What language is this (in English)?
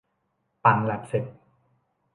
Thai